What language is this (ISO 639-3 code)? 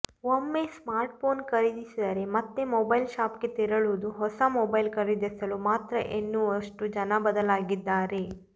kan